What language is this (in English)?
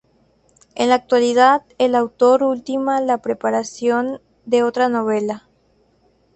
Spanish